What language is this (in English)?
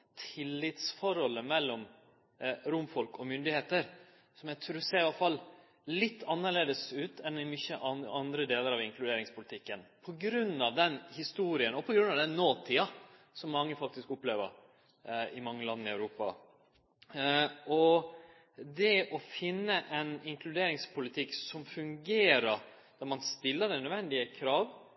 Norwegian Nynorsk